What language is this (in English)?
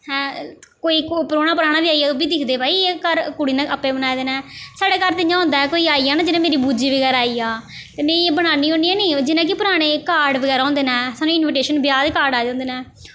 Dogri